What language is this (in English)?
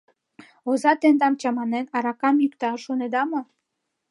Mari